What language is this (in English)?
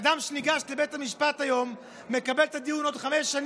Hebrew